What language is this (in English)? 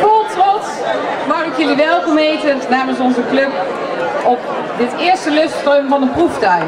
Dutch